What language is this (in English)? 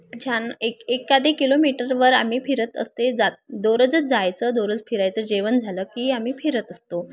Marathi